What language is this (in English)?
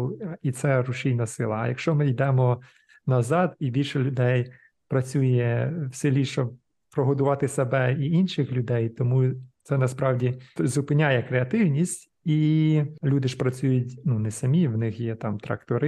Ukrainian